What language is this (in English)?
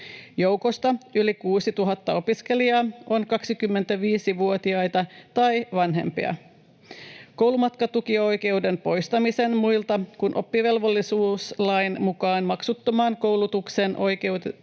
Finnish